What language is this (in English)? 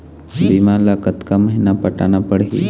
Chhattisgarhi